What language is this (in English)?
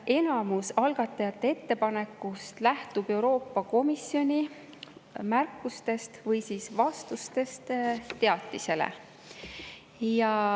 Estonian